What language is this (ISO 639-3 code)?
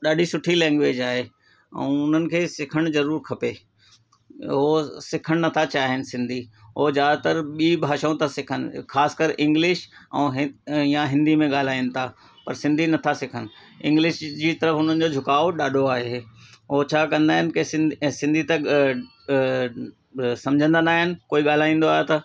snd